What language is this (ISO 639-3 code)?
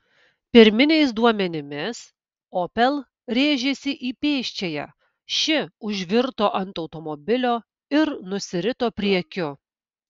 lit